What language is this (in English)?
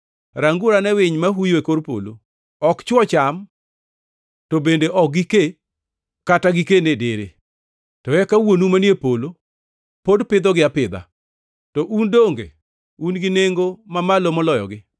Luo (Kenya and Tanzania)